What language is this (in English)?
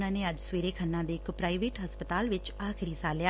Punjabi